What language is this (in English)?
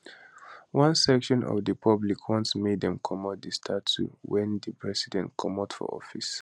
Nigerian Pidgin